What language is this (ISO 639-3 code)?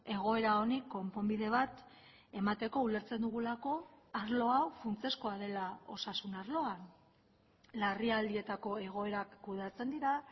eus